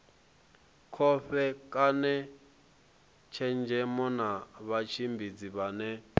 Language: Venda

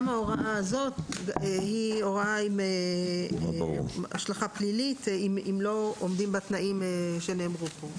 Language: Hebrew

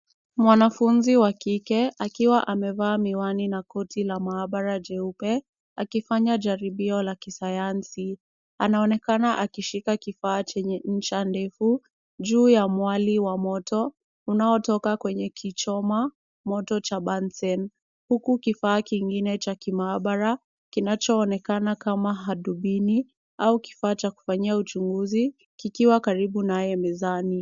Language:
Swahili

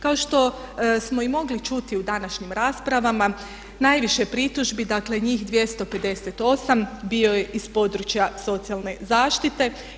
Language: Croatian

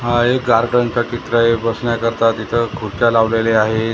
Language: Marathi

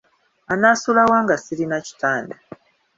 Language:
Ganda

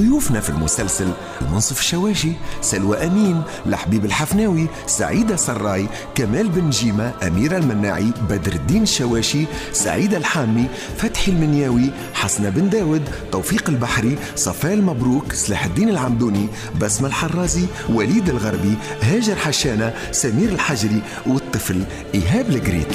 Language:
Arabic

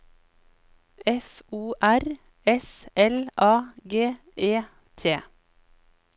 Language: Norwegian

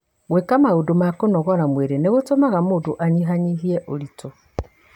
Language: Kikuyu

